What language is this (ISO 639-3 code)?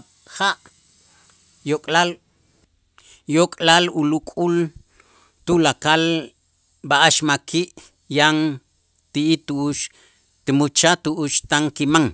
itz